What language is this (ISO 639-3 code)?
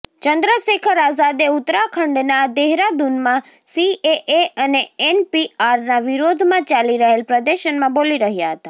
guj